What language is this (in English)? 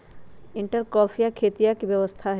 Magahi